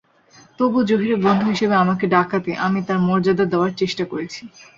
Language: Bangla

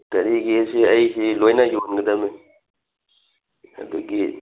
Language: Manipuri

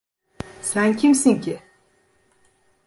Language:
Turkish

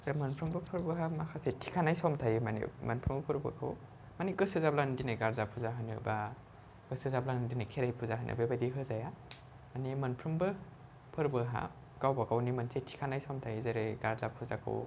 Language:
Bodo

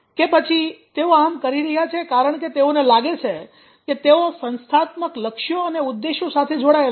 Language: Gujarati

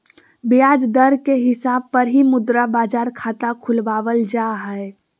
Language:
Magahi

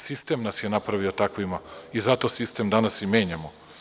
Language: Serbian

